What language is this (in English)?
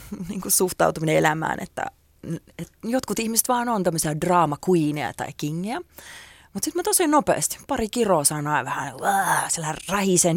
Finnish